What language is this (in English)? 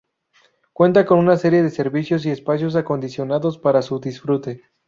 Spanish